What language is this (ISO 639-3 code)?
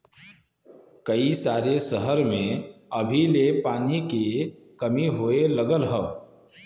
bho